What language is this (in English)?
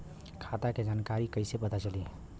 Bhojpuri